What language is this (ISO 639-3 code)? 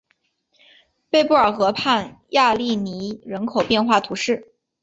zho